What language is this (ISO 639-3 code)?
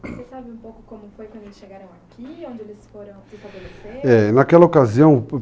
por